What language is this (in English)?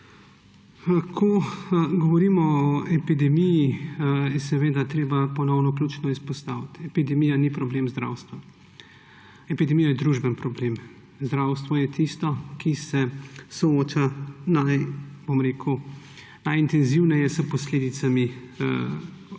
Slovenian